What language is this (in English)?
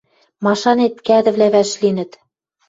Western Mari